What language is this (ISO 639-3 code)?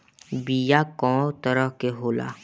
bho